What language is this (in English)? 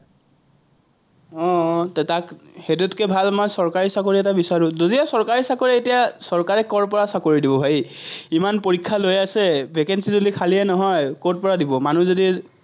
Assamese